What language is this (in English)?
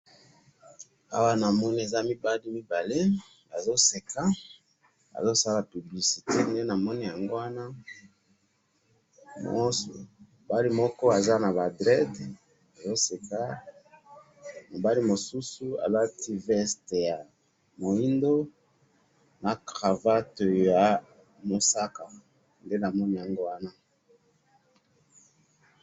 Lingala